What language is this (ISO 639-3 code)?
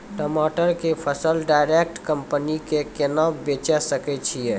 mai